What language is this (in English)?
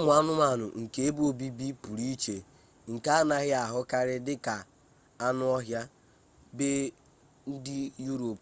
Igbo